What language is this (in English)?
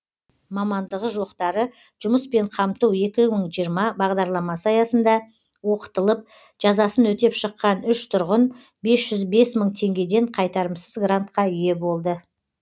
Kazakh